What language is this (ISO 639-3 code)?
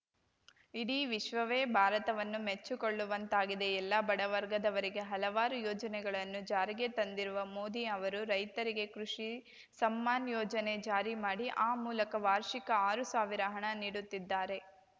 kan